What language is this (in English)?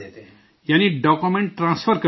Urdu